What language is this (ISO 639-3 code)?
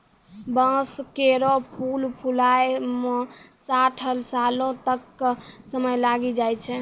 mai